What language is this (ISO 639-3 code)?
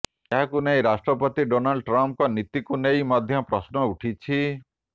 ori